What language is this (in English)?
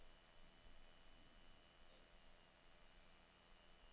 Danish